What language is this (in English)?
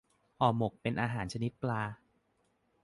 Thai